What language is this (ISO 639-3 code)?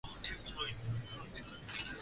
swa